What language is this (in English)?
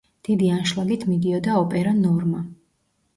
Georgian